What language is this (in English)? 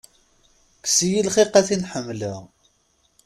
Kabyle